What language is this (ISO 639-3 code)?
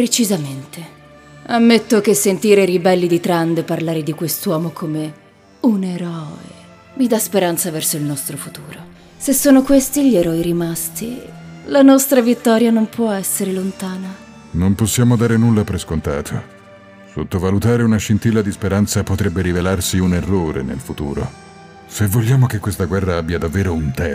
ita